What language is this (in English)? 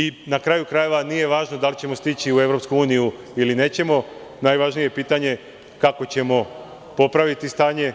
Serbian